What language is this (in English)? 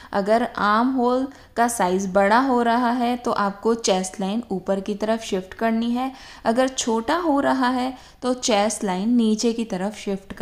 Hindi